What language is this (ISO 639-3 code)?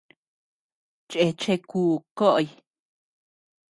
cux